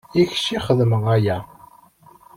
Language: Kabyle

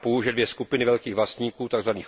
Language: Czech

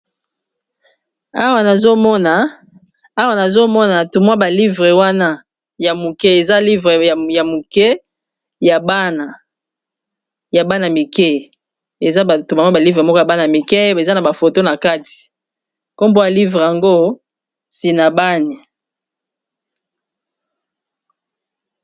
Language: Lingala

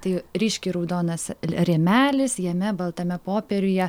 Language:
Lithuanian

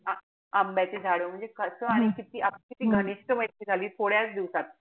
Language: Marathi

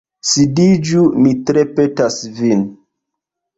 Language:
Esperanto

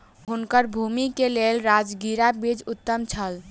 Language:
Maithili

